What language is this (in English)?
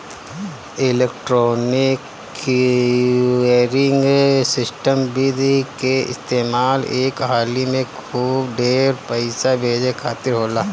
Bhojpuri